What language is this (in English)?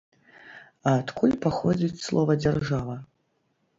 Belarusian